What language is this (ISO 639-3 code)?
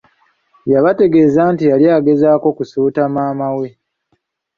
lug